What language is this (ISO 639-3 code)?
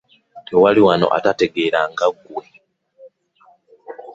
lug